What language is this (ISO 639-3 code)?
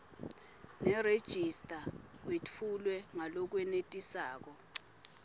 ssw